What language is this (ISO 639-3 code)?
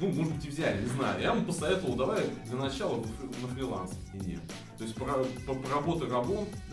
rus